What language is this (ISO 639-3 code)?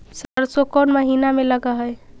mag